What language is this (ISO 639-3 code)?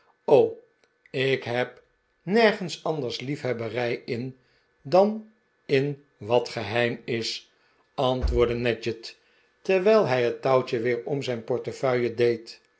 nld